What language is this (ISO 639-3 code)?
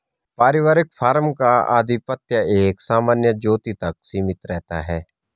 hin